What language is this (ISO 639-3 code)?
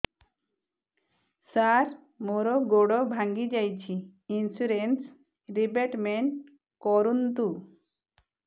ori